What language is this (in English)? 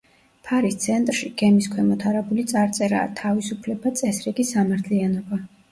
Georgian